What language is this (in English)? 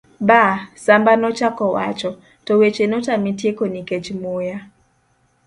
Luo (Kenya and Tanzania)